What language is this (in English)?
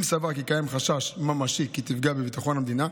Hebrew